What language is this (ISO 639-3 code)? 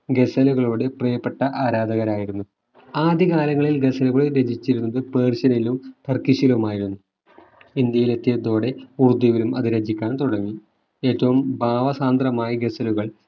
mal